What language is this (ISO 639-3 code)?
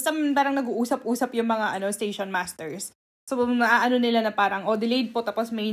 fil